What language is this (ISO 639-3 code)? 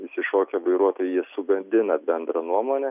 lit